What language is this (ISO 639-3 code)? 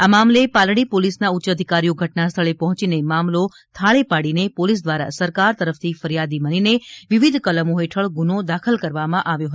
guj